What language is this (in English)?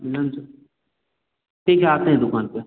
Hindi